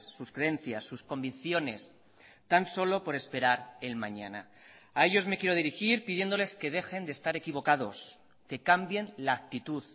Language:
Spanish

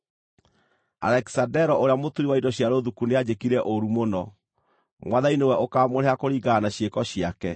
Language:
Kikuyu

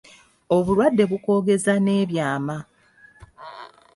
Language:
Ganda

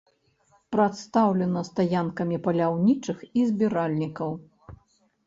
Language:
Belarusian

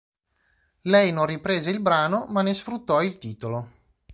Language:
Italian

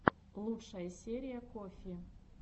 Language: Russian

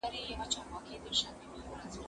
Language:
Pashto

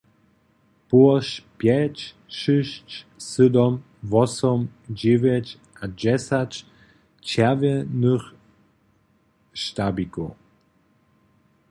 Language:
Upper Sorbian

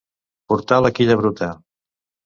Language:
Catalan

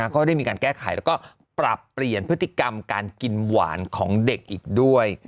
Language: Thai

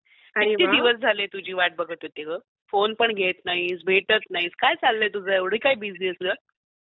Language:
Marathi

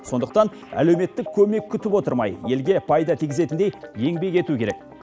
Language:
Kazakh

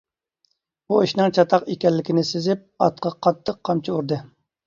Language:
Uyghur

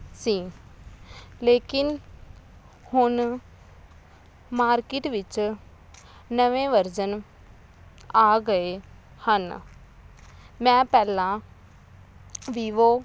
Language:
Punjabi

